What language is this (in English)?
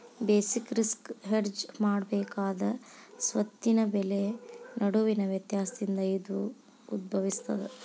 Kannada